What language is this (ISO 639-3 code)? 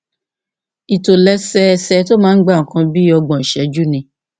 yor